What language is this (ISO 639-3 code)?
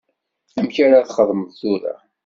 kab